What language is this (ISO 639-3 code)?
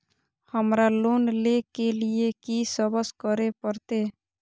mai